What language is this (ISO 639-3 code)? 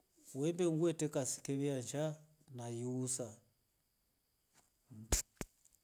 rof